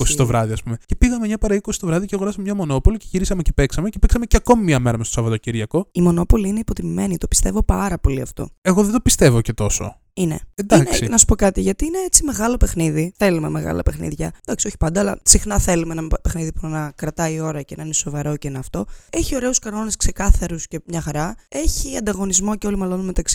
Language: Greek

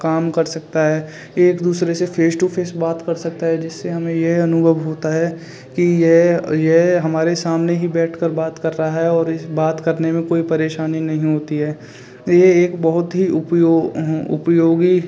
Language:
Hindi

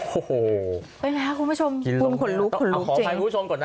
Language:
Thai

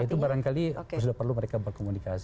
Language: Indonesian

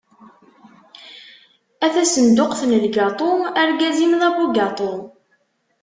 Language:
Kabyle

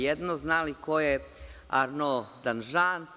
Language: Serbian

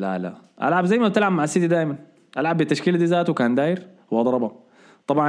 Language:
Arabic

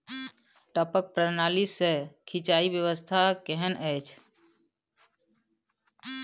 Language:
Maithili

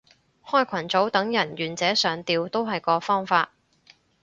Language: Cantonese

